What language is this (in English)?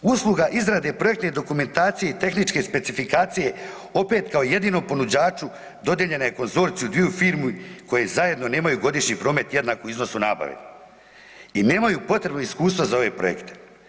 Croatian